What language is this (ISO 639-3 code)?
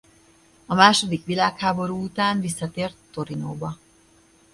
hun